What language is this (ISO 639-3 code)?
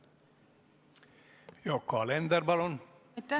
est